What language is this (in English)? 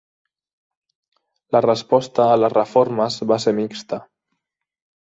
Catalan